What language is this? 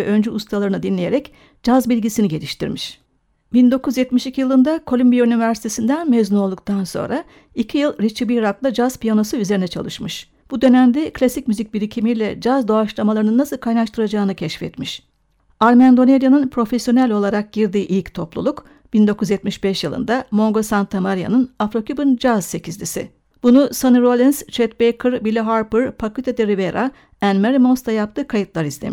Turkish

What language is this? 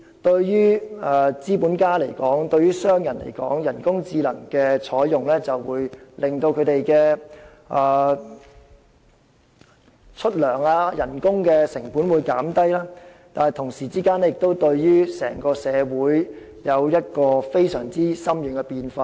Cantonese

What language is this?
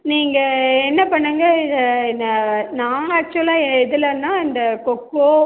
Tamil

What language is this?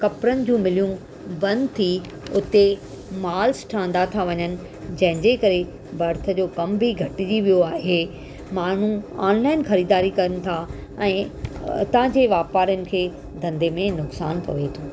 Sindhi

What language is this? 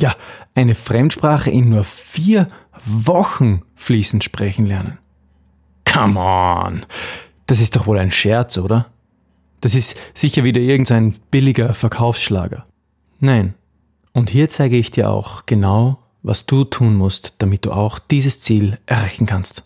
German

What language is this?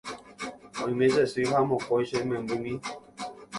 Guarani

